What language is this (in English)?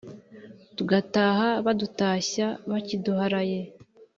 Kinyarwanda